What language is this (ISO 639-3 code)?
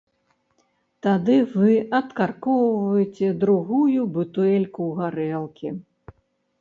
bel